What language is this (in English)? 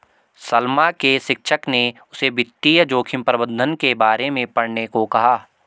Hindi